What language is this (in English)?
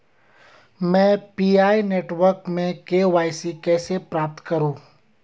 Hindi